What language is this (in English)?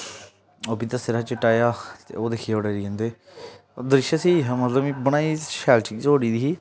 Dogri